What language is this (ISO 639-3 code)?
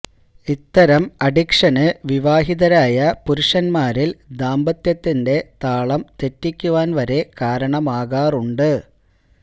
mal